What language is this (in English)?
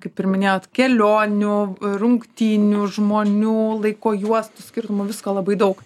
Lithuanian